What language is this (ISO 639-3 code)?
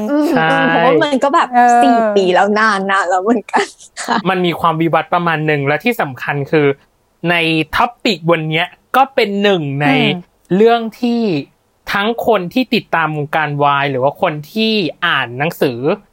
tha